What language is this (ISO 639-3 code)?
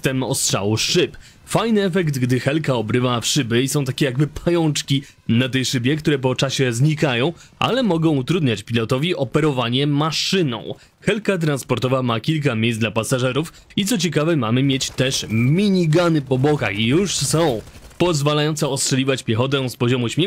pol